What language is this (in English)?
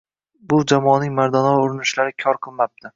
Uzbek